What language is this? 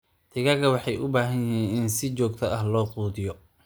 Somali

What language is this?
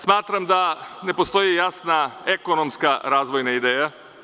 Serbian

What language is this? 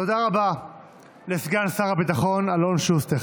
Hebrew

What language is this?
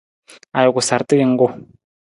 Nawdm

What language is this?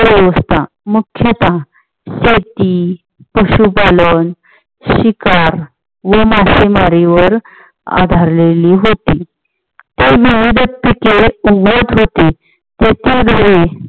Marathi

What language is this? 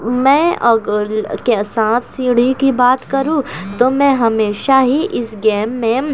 Urdu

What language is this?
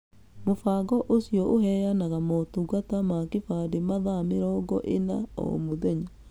Kikuyu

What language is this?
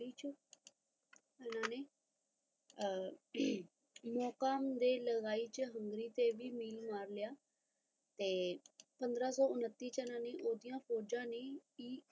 Punjabi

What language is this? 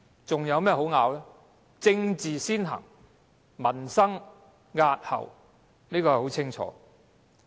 Cantonese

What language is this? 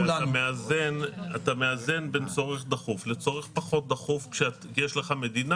Hebrew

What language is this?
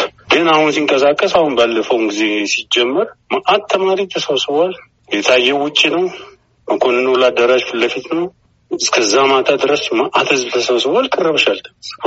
Amharic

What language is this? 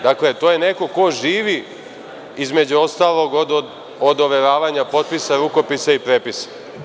Serbian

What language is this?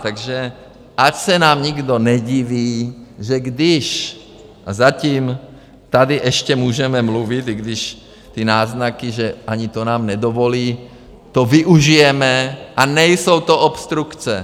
Czech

